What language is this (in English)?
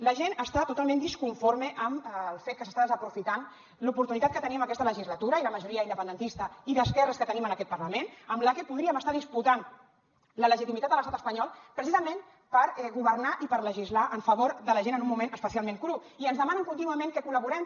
Catalan